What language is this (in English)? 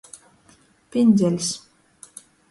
Latgalian